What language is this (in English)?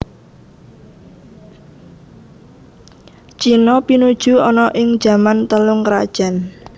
Javanese